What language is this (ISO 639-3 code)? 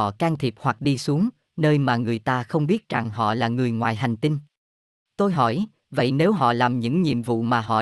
vie